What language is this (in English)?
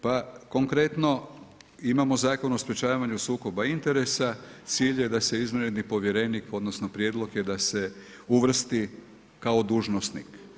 Croatian